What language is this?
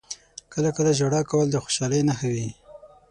Pashto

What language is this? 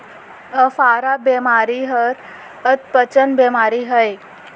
Chhattisgarhi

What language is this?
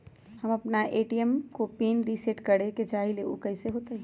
Magahi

